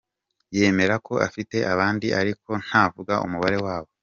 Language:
Kinyarwanda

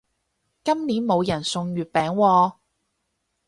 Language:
Cantonese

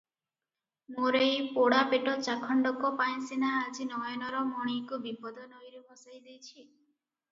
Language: Odia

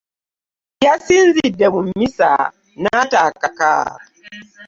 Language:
Ganda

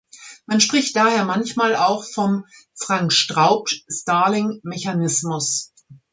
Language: German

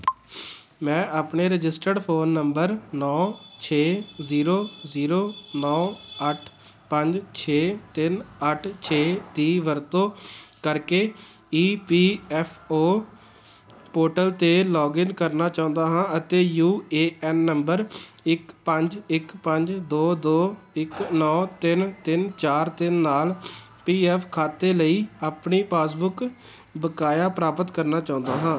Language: Punjabi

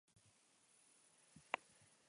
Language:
Basque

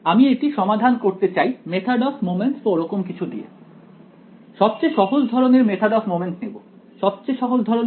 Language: Bangla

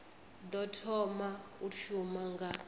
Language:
Venda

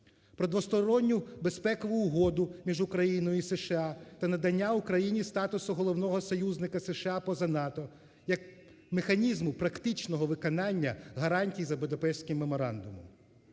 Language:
Ukrainian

